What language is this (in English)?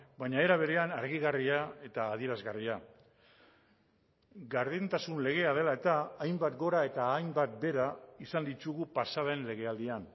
Basque